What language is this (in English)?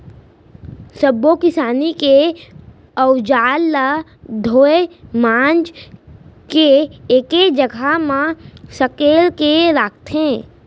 Chhattisgarhi